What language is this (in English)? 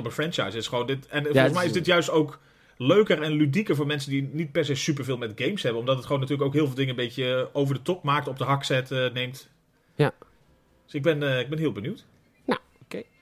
Dutch